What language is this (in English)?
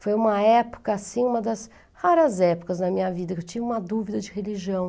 Portuguese